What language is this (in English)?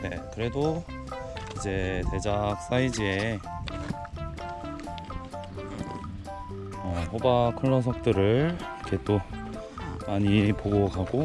Korean